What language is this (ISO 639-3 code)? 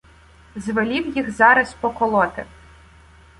ukr